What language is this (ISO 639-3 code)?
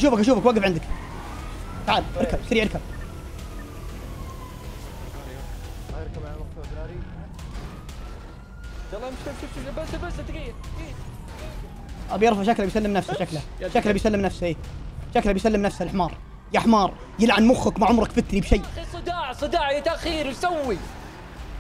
ara